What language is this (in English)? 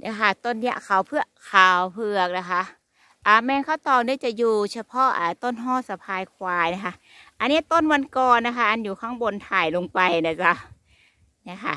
Thai